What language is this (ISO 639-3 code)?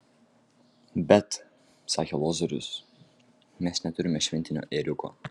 lit